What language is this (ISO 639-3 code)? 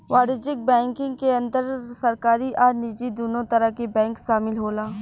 bho